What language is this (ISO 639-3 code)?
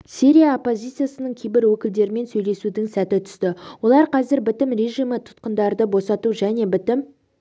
kaz